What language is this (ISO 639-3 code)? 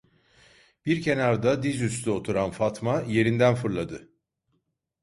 tur